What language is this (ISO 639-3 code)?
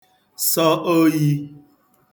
ibo